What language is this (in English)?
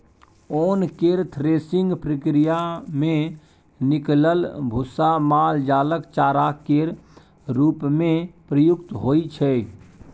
Maithili